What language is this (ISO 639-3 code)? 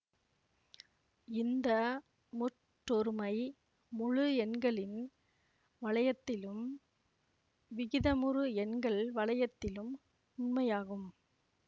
tam